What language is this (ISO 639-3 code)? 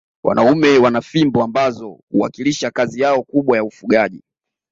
swa